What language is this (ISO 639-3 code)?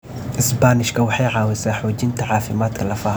som